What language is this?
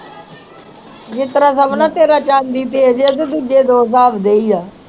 Punjabi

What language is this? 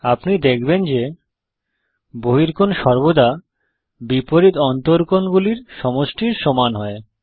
Bangla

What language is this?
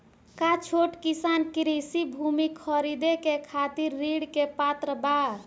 Bhojpuri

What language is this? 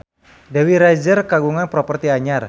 Sundanese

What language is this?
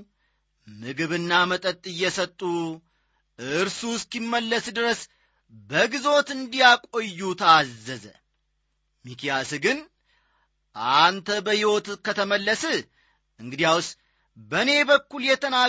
Amharic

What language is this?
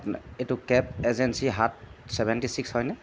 Assamese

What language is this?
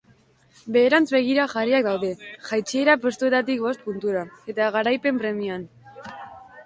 Basque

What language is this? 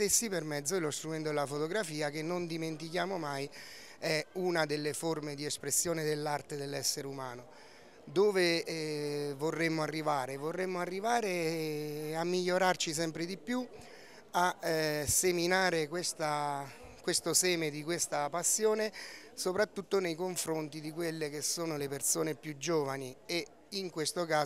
Italian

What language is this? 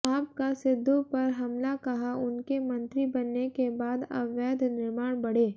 Hindi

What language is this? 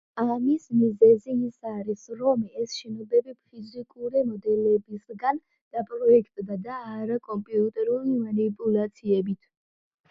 Georgian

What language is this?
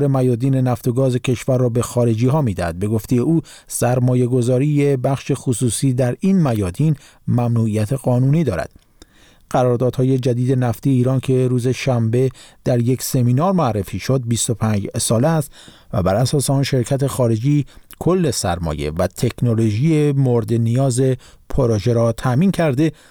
Persian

